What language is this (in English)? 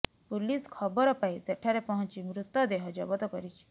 Odia